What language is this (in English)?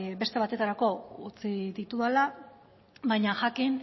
Basque